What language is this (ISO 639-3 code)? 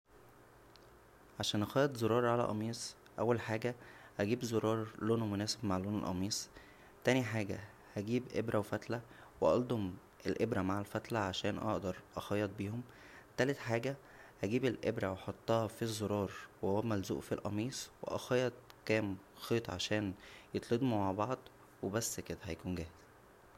arz